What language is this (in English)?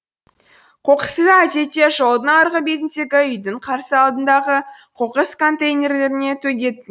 Kazakh